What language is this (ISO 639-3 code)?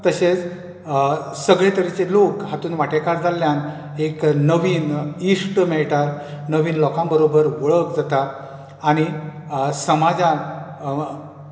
kok